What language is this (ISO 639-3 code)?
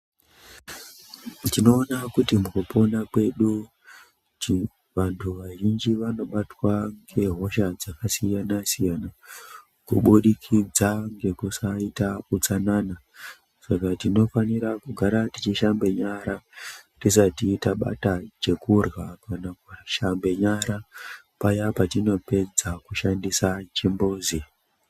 ndc